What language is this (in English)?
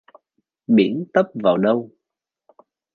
Vietnamese